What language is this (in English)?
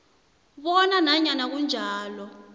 South Ndebele